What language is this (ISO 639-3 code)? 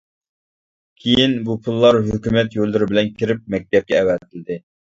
uig